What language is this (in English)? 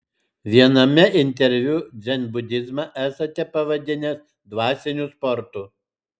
Lithuanian